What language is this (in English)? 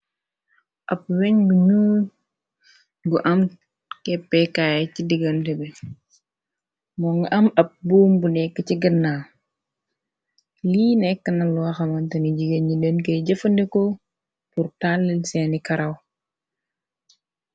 Wolof